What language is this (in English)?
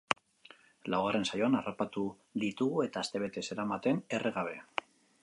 Basque